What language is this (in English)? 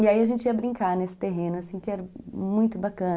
Portuguese